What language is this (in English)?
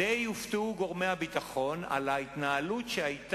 Hebrew